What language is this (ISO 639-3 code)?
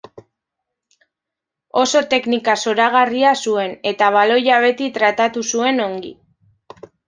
eus